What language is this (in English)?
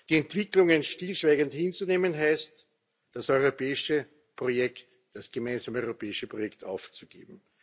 German